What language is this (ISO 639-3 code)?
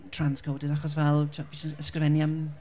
cym